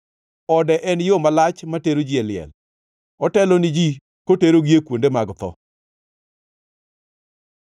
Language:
Luo (Kenya and Tanzania)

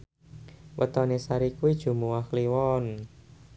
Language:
Javanese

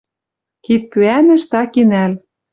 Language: Western Mari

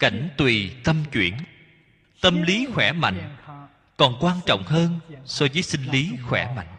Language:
Vietnamese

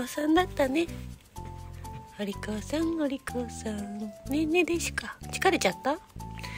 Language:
Japanese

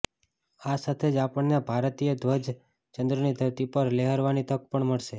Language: Gujarati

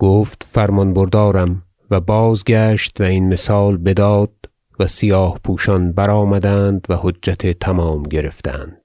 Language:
Persian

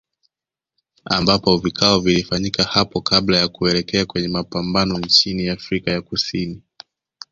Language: Swahili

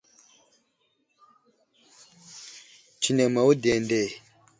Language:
Wuzlam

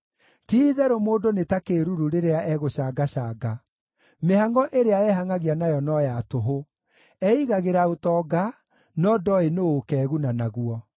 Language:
Kikuyu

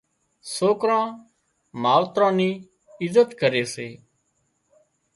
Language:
Wadiyara Koli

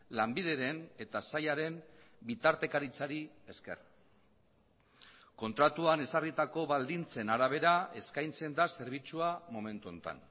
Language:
Basque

